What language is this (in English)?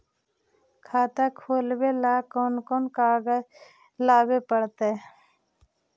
Magahi